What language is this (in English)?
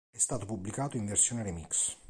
Italian